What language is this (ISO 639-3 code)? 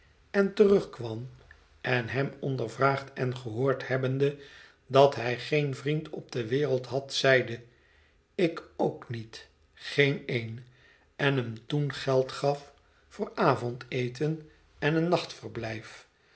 nld